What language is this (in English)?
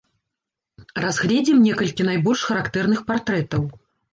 Belarusian